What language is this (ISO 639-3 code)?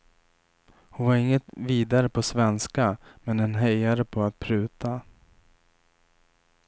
swe